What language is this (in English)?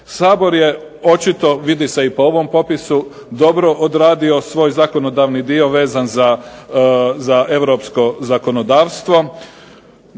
Croatian